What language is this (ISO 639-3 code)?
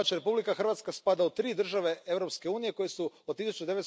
hrv